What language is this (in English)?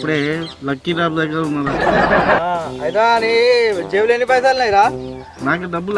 Telugu